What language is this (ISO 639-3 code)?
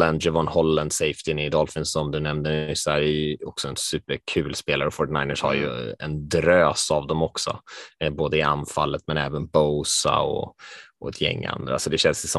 swe